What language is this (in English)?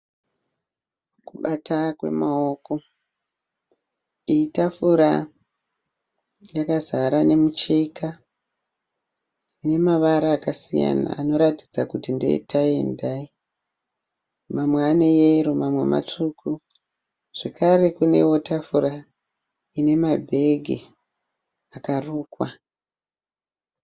Shona